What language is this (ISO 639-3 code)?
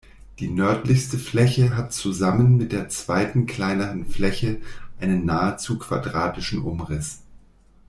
deu